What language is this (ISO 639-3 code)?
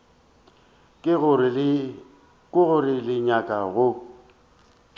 nso